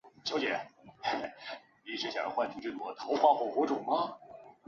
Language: Chinese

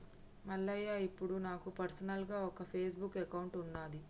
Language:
Telugu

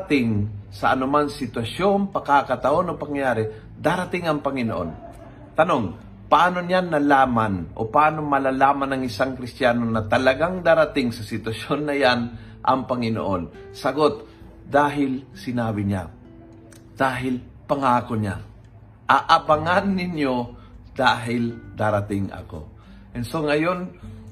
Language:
Filipino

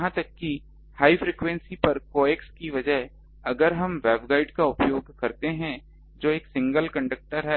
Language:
Hindi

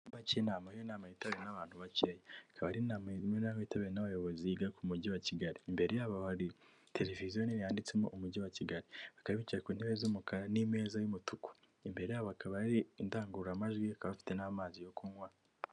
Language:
Kinyarwanda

